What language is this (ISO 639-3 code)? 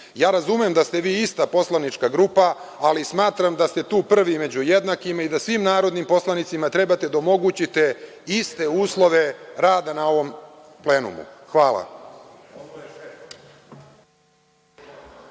srp